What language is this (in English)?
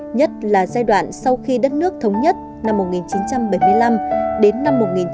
Vietnamese